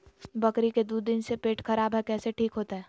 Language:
Magahi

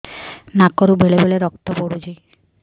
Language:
Odia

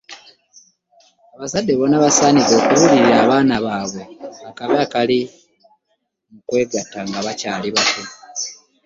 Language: Ganda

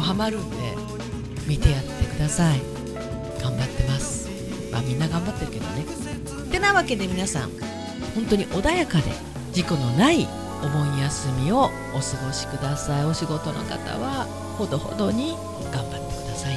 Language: Japanese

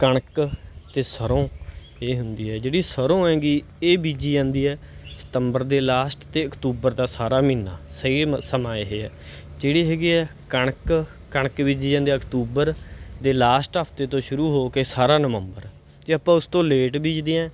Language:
Punjabi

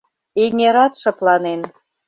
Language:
Mari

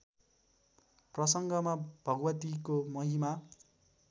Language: Nepali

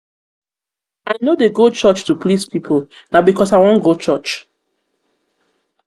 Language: Nigerian Pidgin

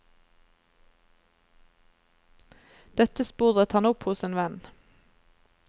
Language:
Norwegian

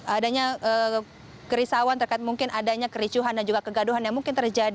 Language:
Indonesian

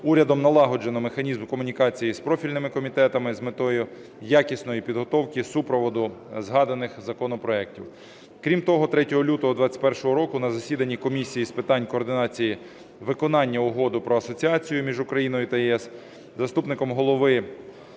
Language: Ukrainian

